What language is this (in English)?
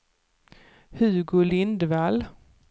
Swedish